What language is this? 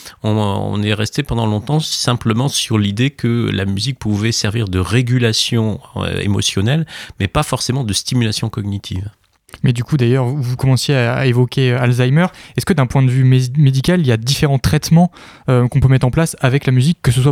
French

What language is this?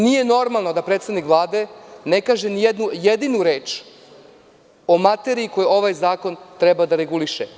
Serbian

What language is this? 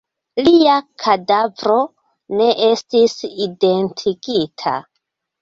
Esperanto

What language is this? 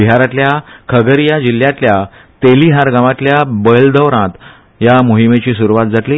Konkani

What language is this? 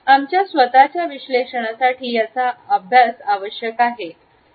Marathi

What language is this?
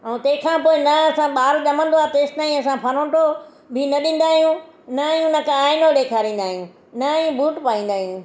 Sindhi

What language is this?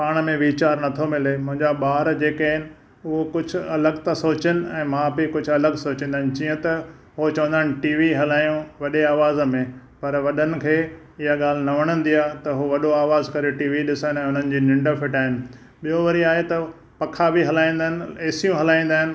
Sindhi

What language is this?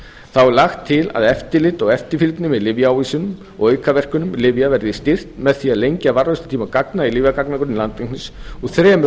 Icelandic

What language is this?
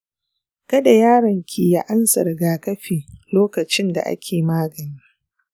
Hausa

